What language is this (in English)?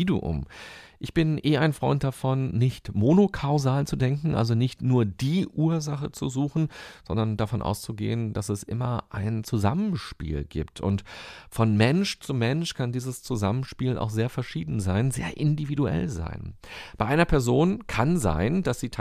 German